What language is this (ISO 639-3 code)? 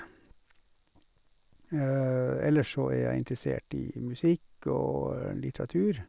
nor